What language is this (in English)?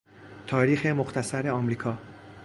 Persian